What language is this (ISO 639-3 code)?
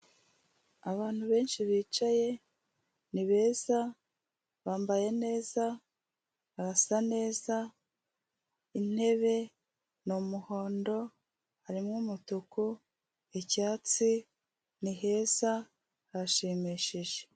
kin